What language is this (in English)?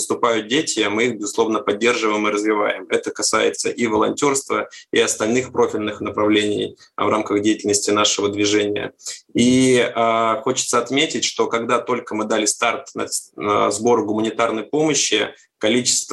Russian